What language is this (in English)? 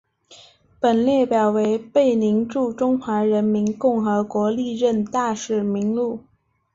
Chinese